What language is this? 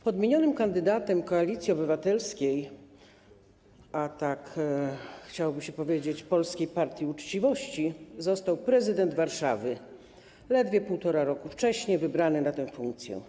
Polish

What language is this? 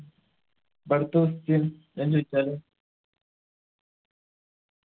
Malayalam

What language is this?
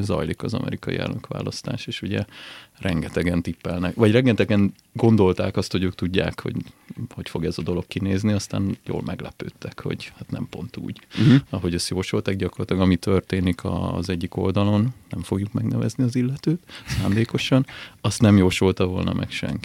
Hungarian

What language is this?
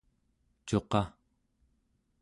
Central Yupik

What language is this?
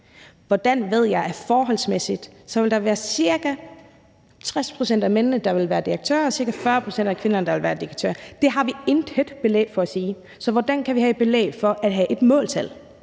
Danish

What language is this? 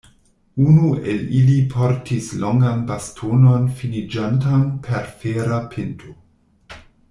Esperanto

